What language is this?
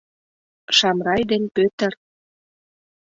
Mari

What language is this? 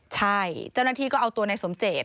Thai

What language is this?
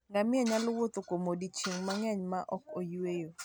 Luo (Kenya and Tanzania)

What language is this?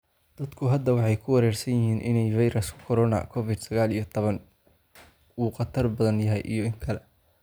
Somali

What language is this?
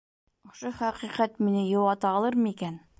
Bashkir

